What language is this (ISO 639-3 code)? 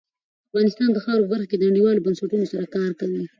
pus